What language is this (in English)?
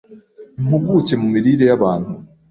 Kinyarwanda